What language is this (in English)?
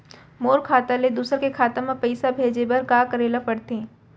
Chhattisgarhi